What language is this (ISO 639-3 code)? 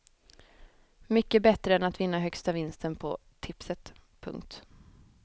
swe